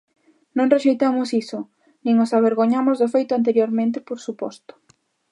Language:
Galician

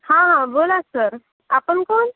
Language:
Marathi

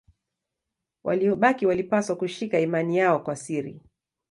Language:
Swahili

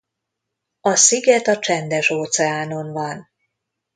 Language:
Hungarian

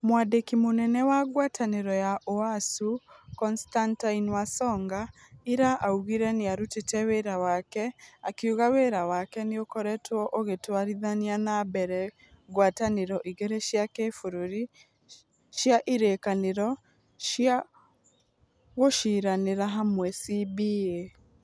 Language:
Kikuyu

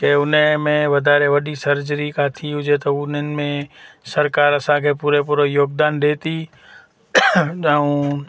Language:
Sindhi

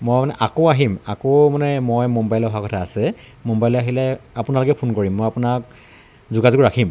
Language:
Assamese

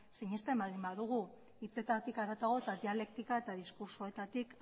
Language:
Basque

